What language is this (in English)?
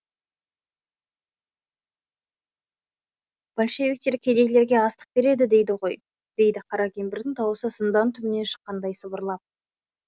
Kazakh